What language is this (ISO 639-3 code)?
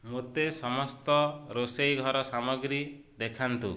ori